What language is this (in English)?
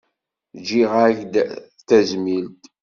Kabyle